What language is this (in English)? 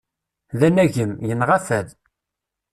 Kabyle